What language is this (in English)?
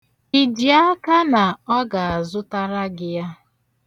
Igbo